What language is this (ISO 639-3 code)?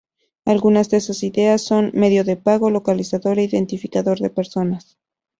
spa